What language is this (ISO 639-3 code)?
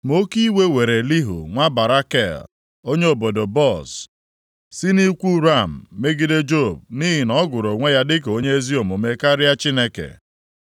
ibo